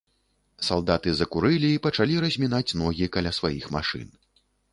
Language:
Belarusian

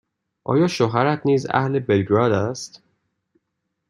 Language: Persian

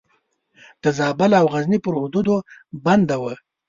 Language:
Pashto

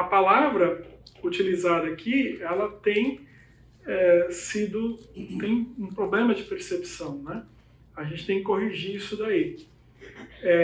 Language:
Portuguese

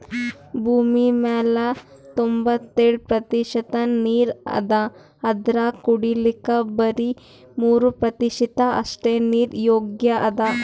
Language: Kannada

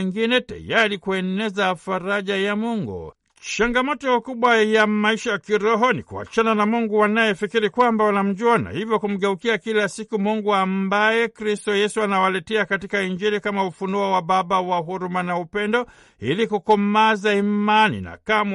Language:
Swahili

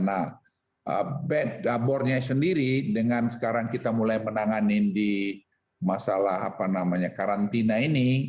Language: Indonesian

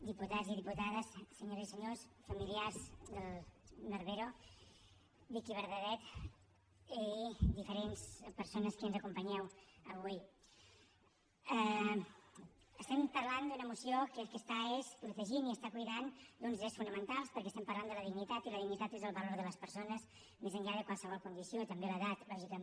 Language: Catalan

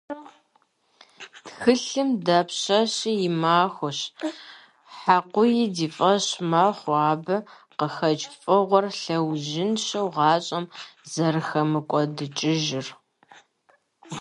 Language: Kabardian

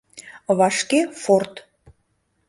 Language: Mari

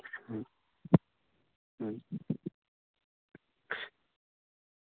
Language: Santali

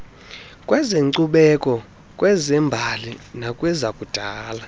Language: Xhosa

